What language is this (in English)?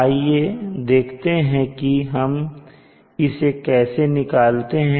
Hindi